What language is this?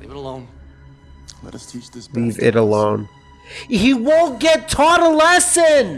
English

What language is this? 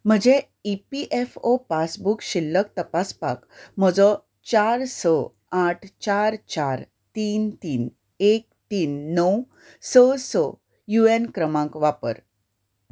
Konkani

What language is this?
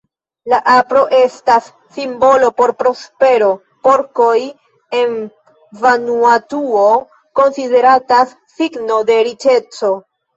Esperanto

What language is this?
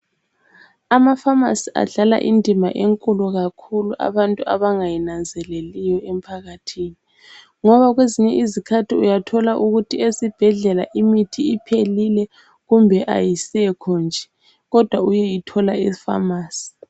North Ndebele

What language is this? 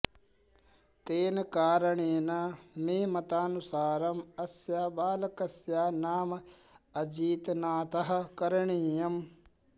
Sanskrit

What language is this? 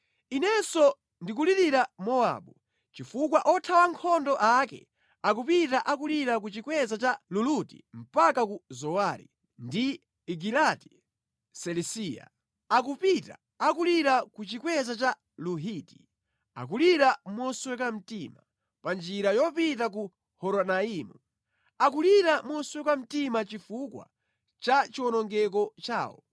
Nyanja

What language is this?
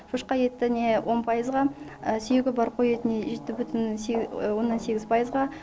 Kazakh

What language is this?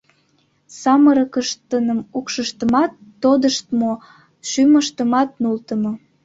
Mari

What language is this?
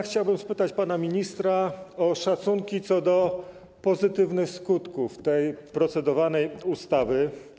Polish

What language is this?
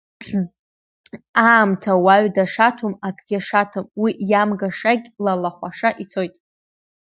Abkhazian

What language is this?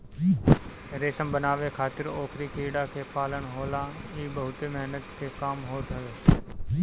Bhojpuri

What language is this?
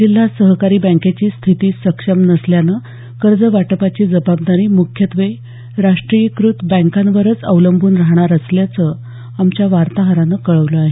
Marathi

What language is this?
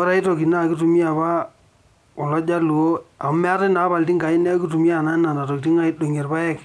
Masai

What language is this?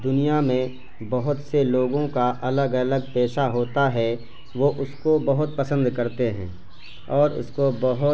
Urdu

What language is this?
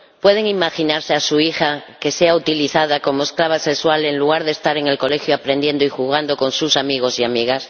Spanish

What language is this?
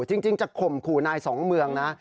Thai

